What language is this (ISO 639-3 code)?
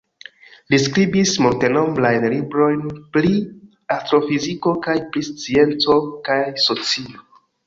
epo